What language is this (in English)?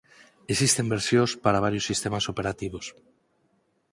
Galician